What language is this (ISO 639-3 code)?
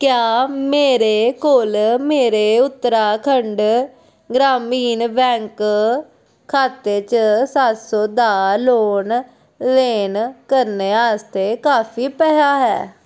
doi